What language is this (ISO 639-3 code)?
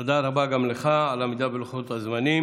heb